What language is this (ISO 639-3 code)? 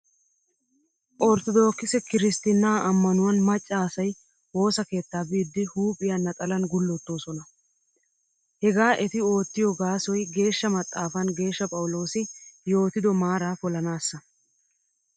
wal